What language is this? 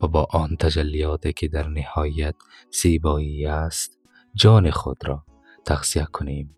Persian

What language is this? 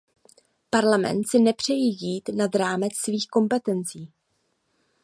Czech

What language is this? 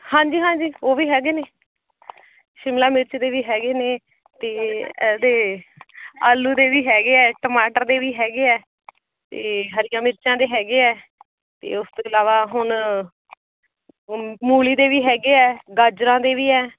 Punjabi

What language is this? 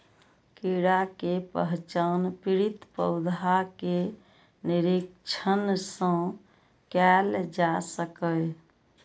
Maithili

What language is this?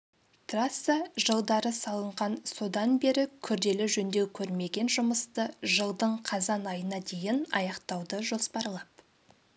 Kazakh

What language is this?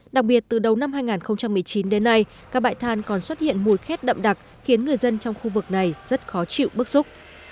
Vietnamese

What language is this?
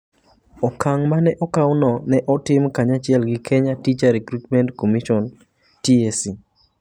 Luo (Kenya and Tanzania)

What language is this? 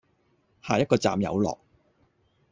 Cantonese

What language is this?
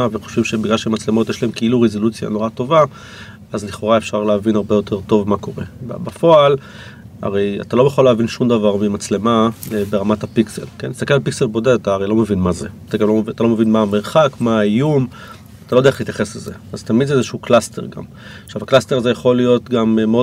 Hebrew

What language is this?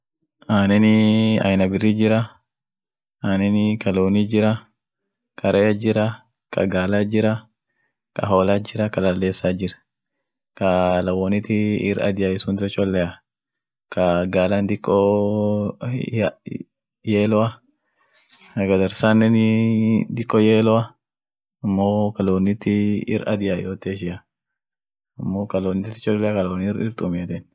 Orma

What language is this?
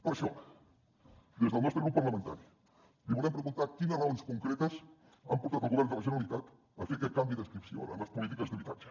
Catalan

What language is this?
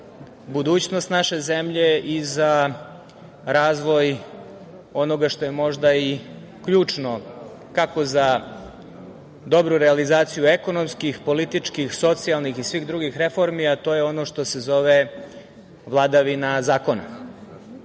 Serbian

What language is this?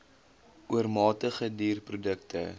Afrikaans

